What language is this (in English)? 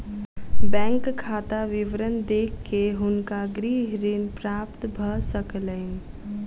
Maithili